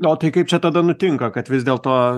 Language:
Lithuanian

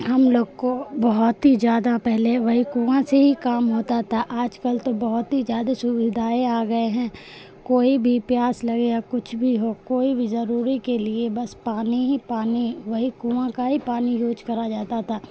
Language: Urdu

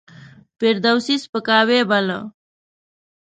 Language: Pashto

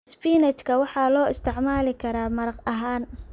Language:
Somali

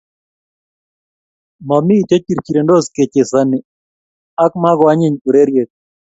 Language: Kalenjin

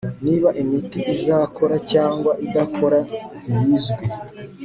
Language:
Kinyarwanda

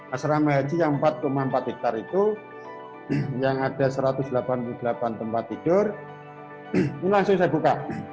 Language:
Indonesian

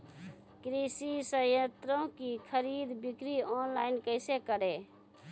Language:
Maithili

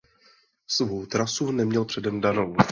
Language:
Czech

